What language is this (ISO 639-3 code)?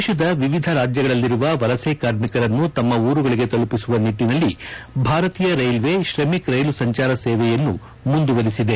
kan